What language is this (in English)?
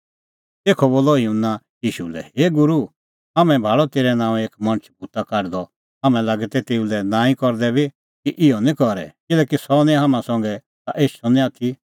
Kullu Pahari